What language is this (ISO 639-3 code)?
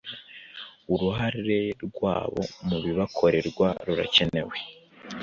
kin